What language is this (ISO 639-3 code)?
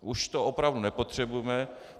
ces